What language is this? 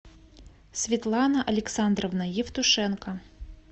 Russian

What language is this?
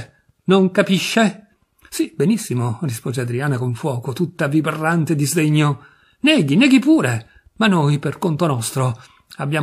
Italian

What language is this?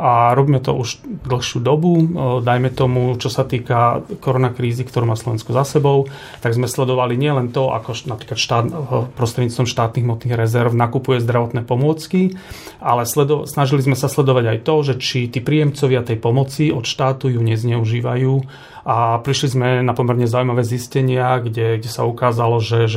Slovak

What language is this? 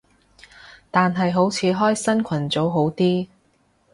Cantonese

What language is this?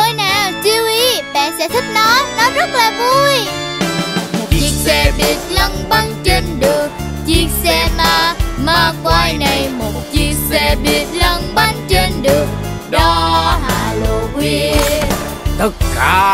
Vietnamese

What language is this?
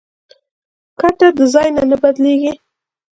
Pashto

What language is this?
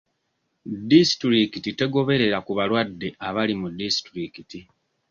Ganda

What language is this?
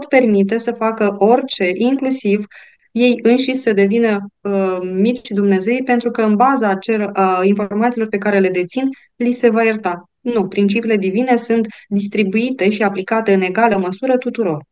Romanian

